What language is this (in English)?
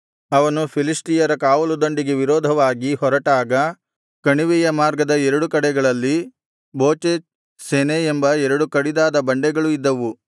Kannada